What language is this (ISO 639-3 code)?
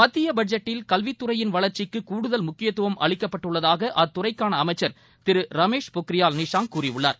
tam